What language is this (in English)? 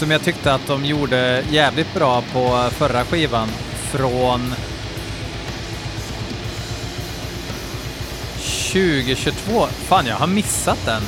Swedish